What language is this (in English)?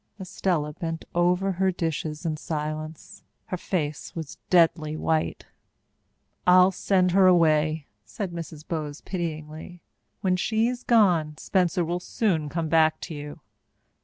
English